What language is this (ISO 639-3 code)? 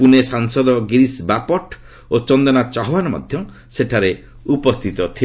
ori